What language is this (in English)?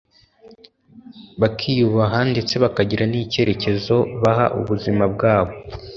Kinyarwanda